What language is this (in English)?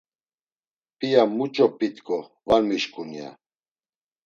Laz